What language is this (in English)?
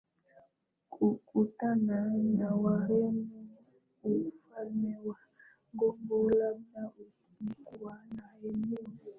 Swahili